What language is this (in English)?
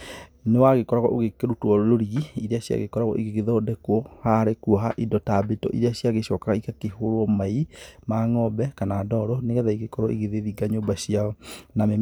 Kikuyu